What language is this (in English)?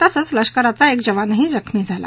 Marathi